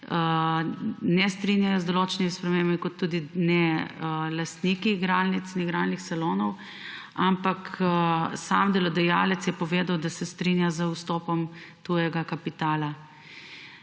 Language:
Slovenian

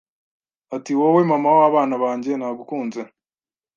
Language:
Kinyarwanda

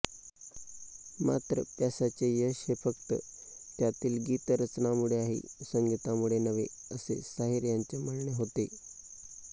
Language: Marathi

